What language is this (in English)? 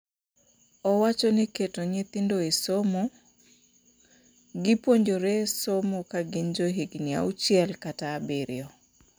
Luo (Kenya and Tanzania)